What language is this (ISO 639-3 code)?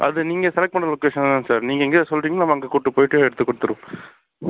tam